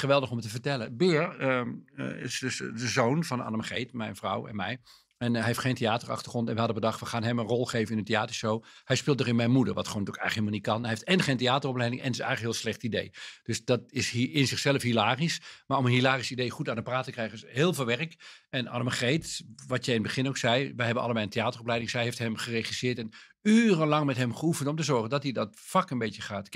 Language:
Dutch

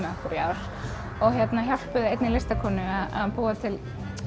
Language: Icelandic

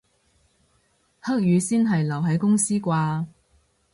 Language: Cantonese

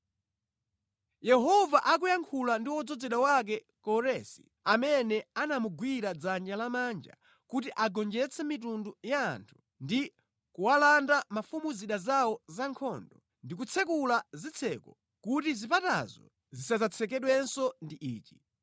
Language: Nyanja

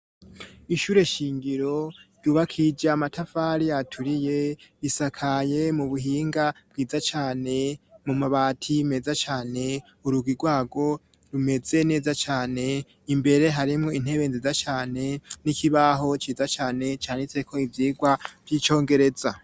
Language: Rundi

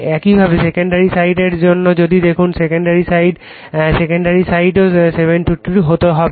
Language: Bangla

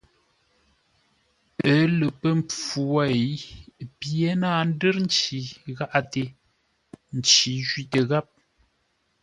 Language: Ngombale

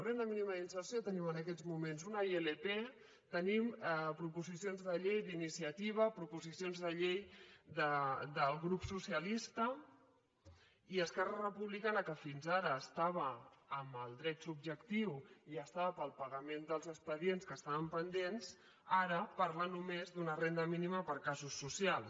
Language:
Catalan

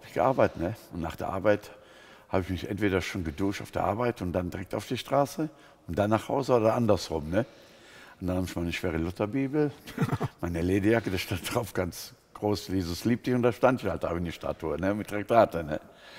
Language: German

